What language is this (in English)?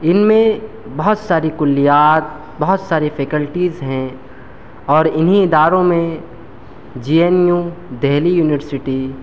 Urdu